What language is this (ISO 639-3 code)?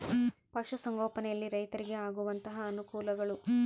kan